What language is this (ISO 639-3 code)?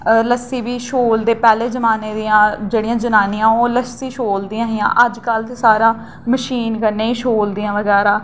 doi